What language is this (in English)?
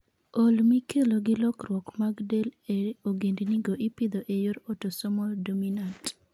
Luo (Kenya and Tanzania)